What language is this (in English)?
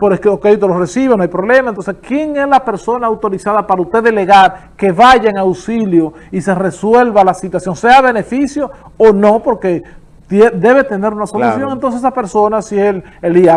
Spanish